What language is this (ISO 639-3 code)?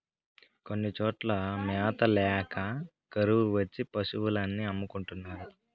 tel